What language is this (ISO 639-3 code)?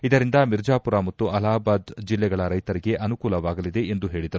kan